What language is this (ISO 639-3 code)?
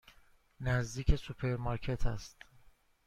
fas